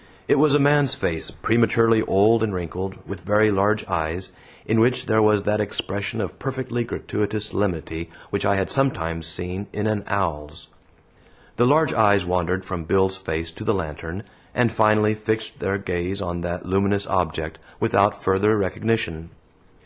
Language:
English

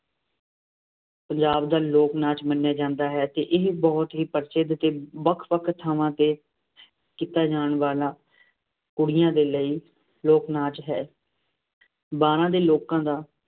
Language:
Punjabi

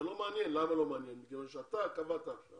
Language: Hebrew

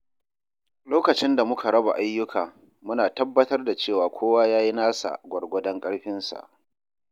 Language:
Hausa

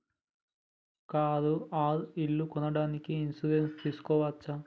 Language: Telugu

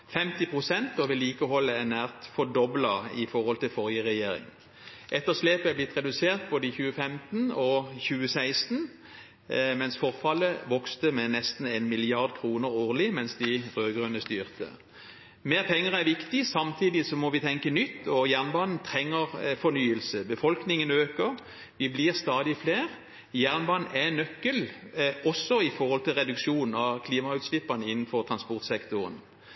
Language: Norwegian Bokmål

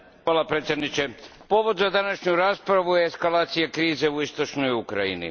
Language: Croatian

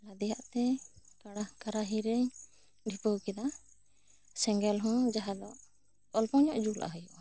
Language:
Santali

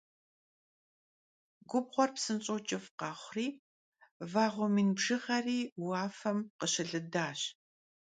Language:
Kabardian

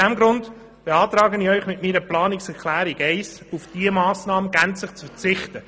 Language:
Swiss German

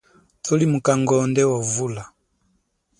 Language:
Chokwe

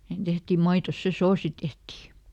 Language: Finnish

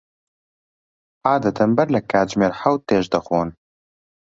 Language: Central Kurdish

